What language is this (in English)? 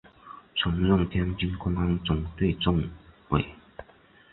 Chinese